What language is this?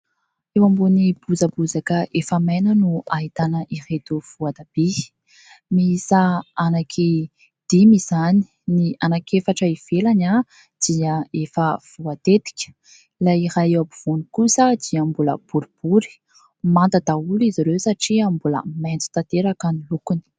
Malagasy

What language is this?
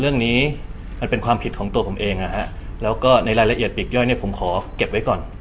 Thai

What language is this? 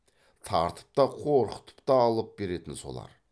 Kazakh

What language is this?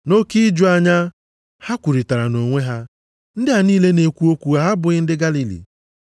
Igbo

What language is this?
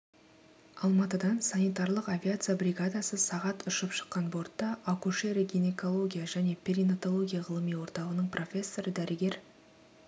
Kazakh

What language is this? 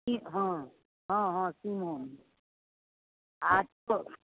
Maithili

